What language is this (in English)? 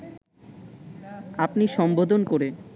Bangla